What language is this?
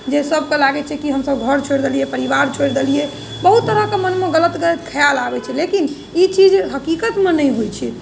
Maithili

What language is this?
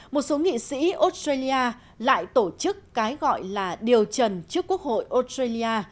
Vietnamese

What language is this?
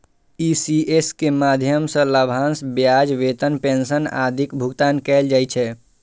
Maithili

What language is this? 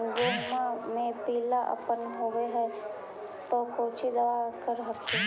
Magahi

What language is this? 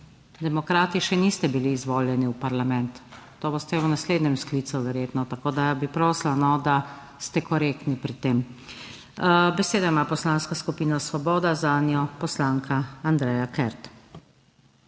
Slovenian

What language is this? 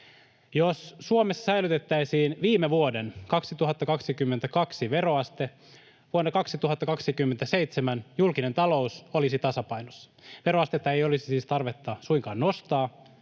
Finnish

